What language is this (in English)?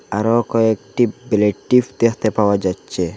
Bangla